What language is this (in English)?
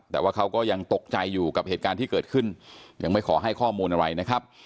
Thai